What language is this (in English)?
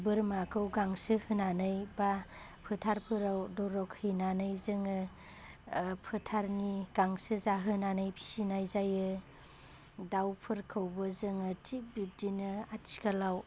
Bodo